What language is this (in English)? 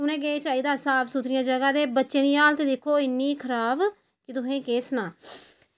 Dogri